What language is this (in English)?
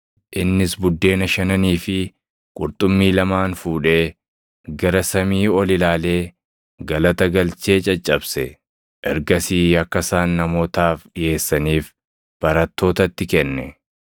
Oromo